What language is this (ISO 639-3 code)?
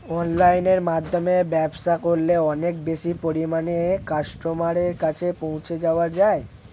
ben